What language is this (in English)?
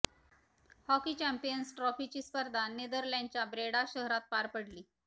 Marathi